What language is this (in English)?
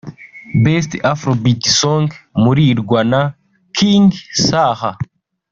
Kinyarwanda